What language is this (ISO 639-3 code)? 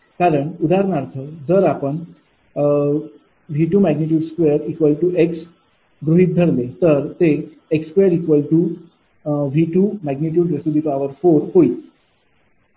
mar